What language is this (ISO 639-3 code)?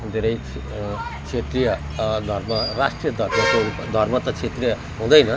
nep